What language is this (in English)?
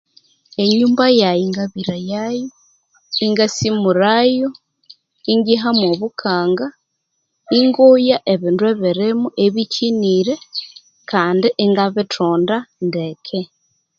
Konzo